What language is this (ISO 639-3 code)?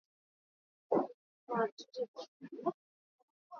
swa